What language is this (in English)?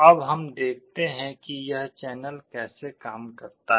Hindi